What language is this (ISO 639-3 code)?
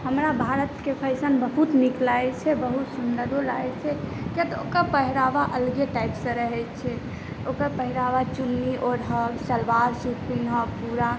mai